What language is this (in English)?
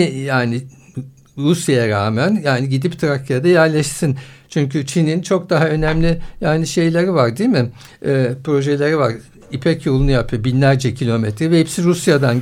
Turkish